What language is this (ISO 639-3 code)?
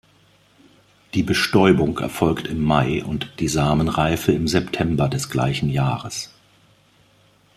deu